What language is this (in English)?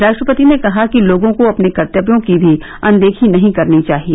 Hindi